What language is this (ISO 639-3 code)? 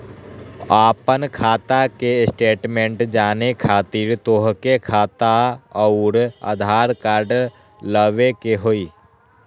mag